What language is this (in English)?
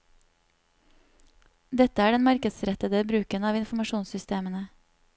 Norwegian